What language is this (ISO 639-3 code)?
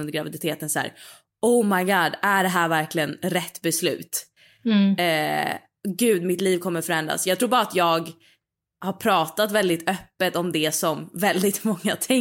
swe